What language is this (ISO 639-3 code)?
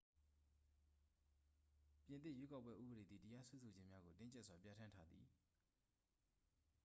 mya